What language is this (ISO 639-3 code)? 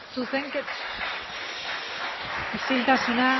eus